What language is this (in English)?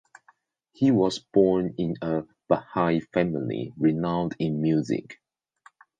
English